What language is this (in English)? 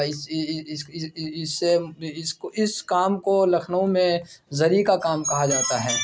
Urdu